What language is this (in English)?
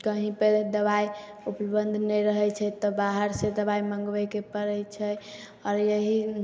Maithili